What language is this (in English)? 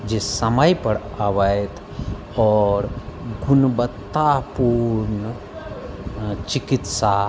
Maithili